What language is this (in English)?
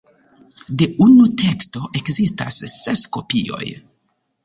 Esperanto